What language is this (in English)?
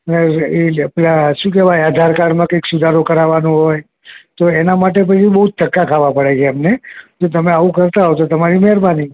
Gujarati